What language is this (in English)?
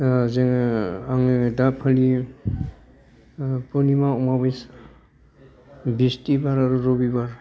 Bodo